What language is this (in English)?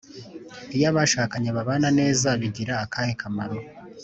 Kinyarwanda